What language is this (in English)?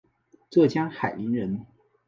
Chinese